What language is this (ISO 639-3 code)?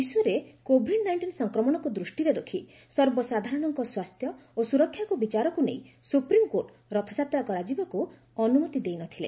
ori